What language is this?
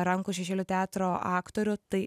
Lithuanian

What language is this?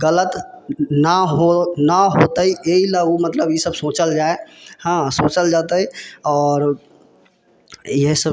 Maithili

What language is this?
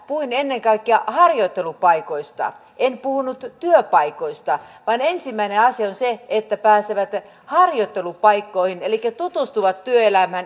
Finnish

